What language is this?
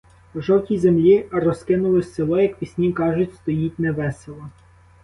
Ukrainian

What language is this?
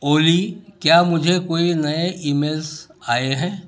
Urdu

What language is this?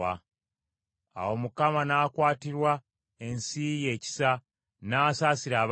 Ganda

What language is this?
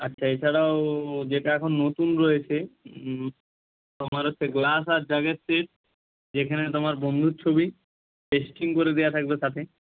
Bangla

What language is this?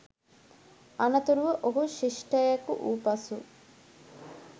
Sinhala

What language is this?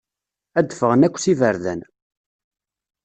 Kabyle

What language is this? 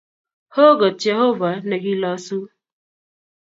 Kalenjin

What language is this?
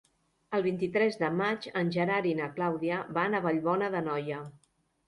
Catalan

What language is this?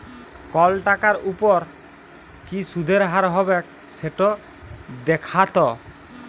Bangla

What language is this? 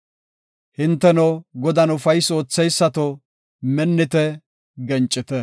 Gofa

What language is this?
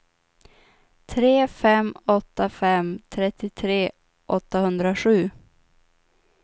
Swedish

